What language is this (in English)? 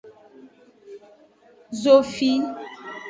Aja (Benin)